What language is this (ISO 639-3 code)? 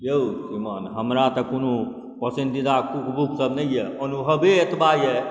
mai